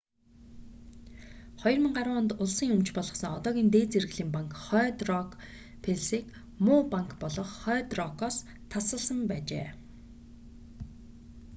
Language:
Mongolian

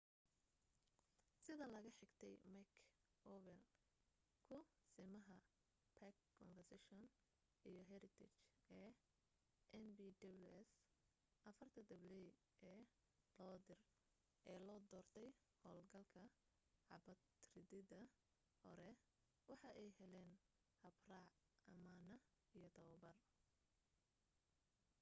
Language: Somali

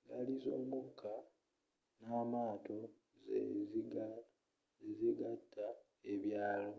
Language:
Ganda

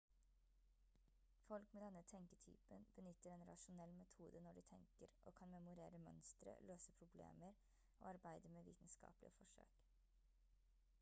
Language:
Norwegian Bokmål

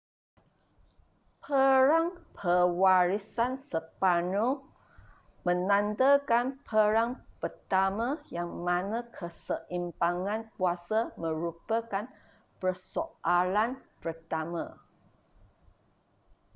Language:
Malay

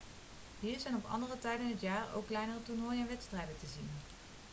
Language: Dutch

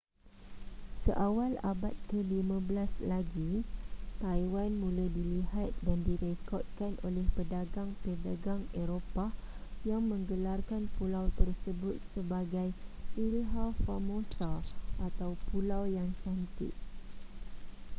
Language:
Malay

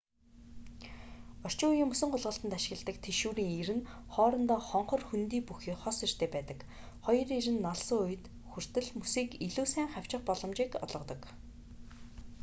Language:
Mongolian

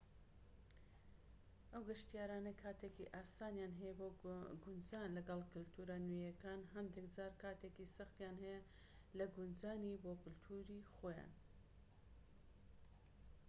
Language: Central Kurdish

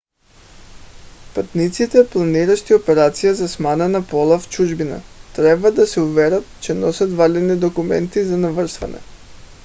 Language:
Bulgarian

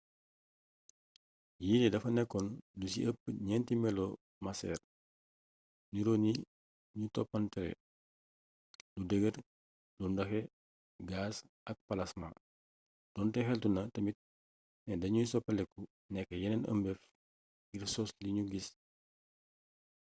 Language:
Wolof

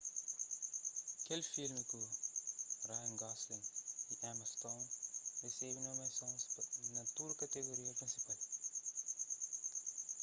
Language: Kabuverdianu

